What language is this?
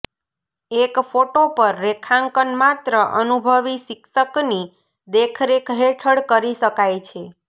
Gujarati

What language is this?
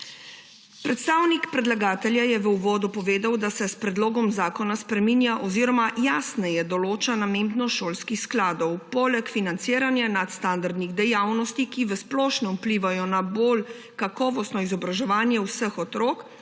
Slovenian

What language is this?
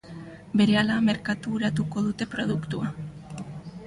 Basque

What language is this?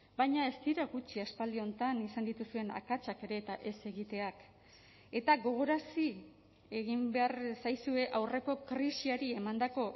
Basque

